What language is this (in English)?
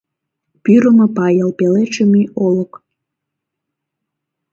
Mari